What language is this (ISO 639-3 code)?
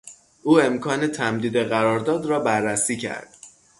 fas